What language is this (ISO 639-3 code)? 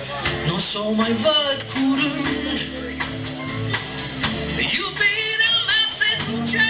ron